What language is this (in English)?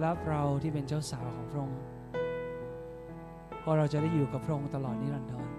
Thai